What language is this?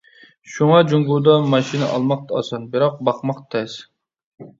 Uyghur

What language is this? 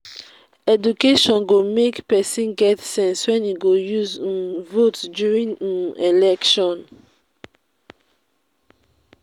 Nigerian Pidgin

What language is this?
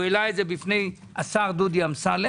Hebrew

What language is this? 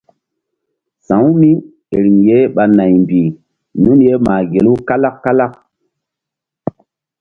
Mbum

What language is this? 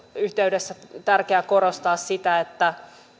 Finnish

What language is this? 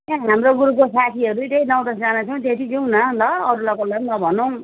Nepali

